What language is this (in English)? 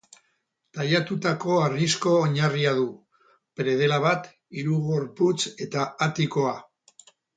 Basque